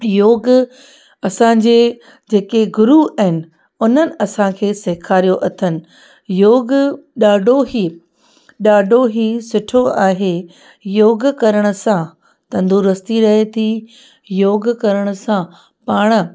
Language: Sindhi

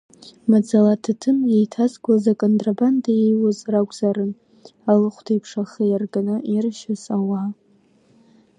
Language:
Abkhazian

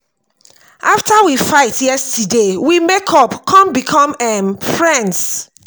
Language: Nigerian Pidgin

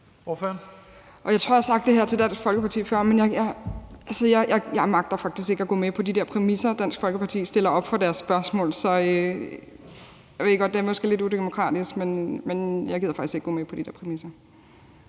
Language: Danish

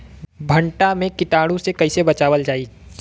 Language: Bhojpuri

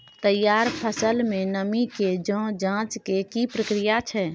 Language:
Maithili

